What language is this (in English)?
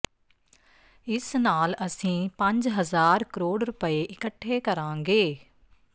Punjabi